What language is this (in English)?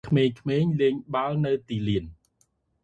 Khmer